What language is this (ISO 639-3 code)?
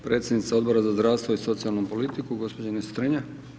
hrv